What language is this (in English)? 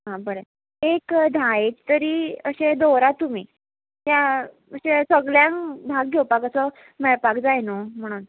Konkani